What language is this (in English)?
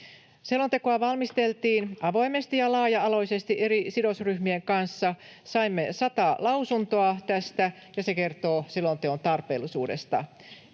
Finnish